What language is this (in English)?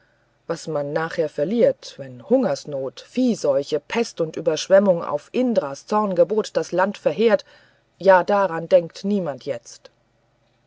German